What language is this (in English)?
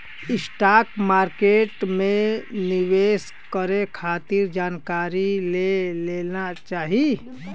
Bhojpuri